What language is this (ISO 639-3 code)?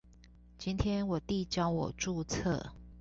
zho